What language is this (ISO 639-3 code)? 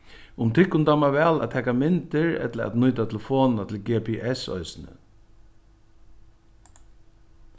fao